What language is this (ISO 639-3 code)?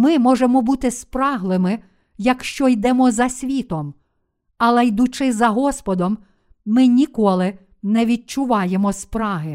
ukr